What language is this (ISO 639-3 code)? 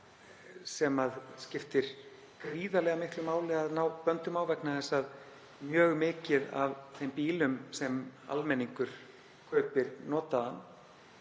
isl